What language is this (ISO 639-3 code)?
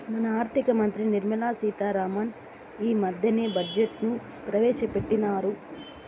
tel